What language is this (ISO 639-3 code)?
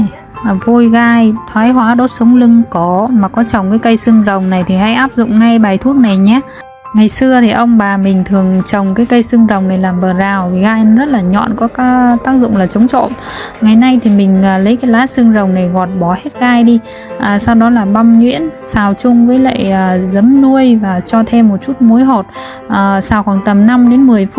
vie